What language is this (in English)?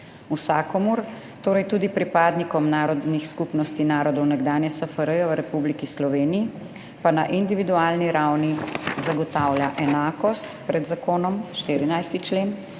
Slovenian